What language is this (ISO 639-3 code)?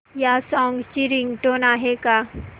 mar